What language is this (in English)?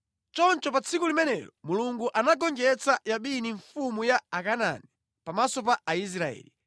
Nyanja